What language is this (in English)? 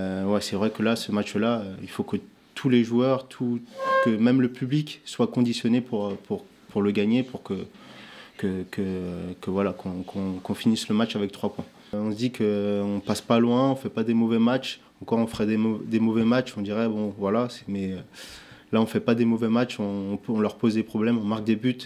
French